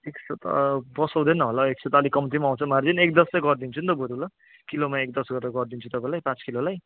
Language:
Nepali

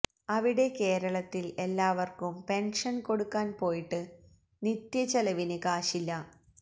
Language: Malayalam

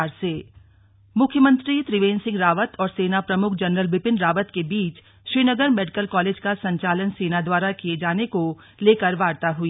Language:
Hindi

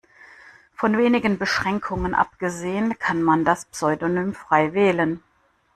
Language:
German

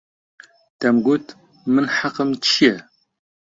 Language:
Central Kurdish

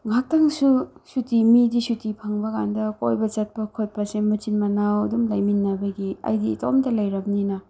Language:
Manipuri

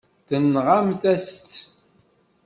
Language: Kabyle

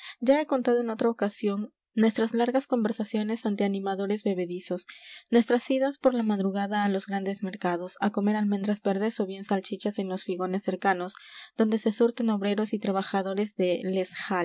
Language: Spanish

